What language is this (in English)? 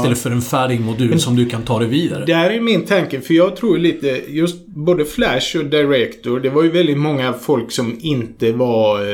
Swedish